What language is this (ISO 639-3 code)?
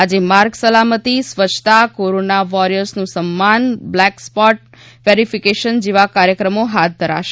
guj